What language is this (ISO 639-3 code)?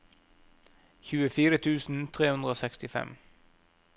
nor